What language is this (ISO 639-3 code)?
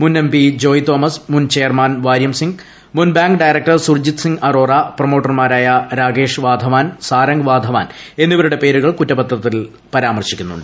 mal